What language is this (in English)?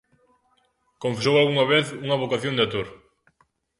Galician